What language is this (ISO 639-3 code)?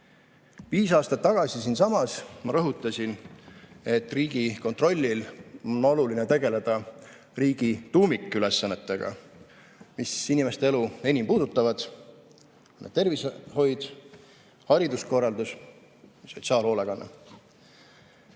est